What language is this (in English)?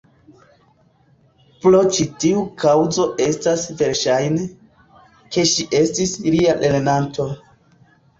Esperanto